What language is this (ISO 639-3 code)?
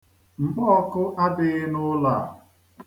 ibo